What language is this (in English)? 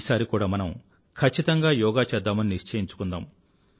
Telugu